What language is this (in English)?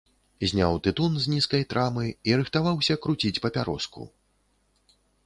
Belarusian